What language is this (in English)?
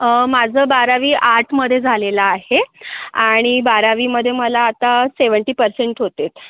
Marathi